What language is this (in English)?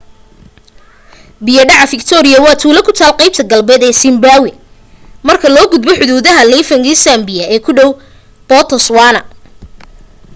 Somali